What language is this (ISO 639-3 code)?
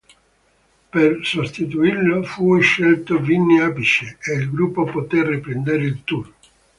ita